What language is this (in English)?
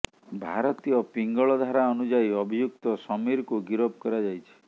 Odia